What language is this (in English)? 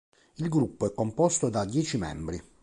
Italian